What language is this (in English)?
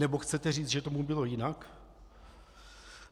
Czech